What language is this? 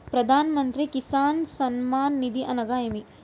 Telugu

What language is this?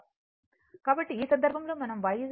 Telugu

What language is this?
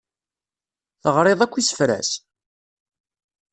Kabyle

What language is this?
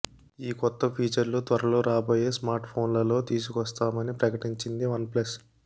Telugu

